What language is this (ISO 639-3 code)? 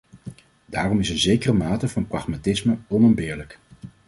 nld